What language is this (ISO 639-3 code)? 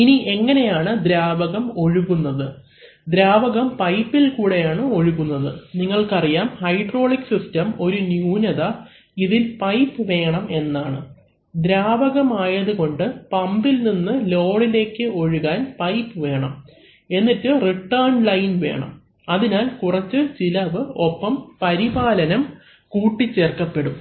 mal